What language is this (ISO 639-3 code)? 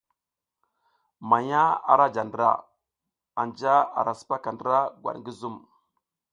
giz